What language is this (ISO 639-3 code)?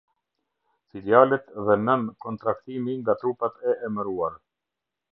sqi